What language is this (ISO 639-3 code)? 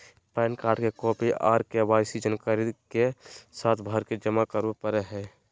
mag